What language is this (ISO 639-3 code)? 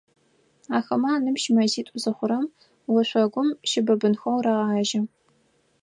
ady